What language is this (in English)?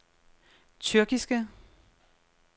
Danish